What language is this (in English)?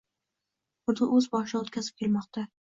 Uzbek